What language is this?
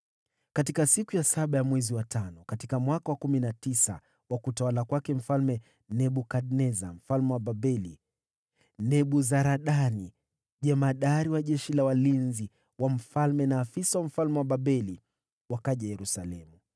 Swahili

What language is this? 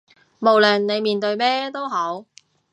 Cantonese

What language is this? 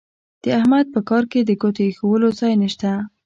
Pashto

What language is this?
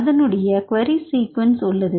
Tamil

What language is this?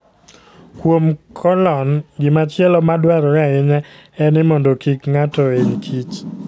Luo (Kenya and Tanzania)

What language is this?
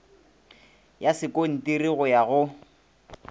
Northern Sotho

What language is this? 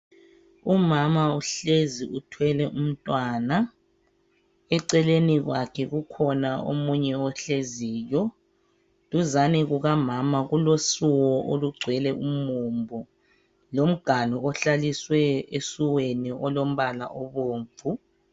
North Ndebele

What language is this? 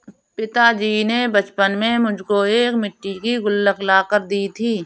Hindi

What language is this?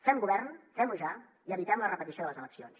Catalan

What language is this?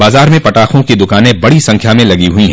Hindi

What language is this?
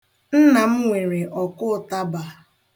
Igbo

